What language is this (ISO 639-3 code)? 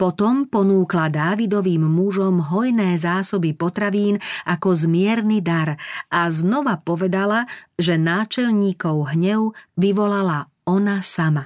slk